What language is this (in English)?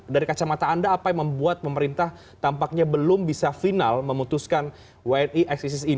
Indonesian